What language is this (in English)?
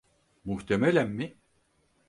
Turkish